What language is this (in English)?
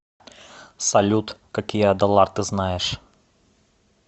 Russian